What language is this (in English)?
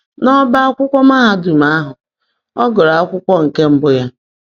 Igbo